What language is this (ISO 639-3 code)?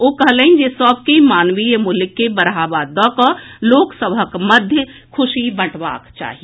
mai